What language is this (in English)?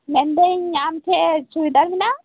Santali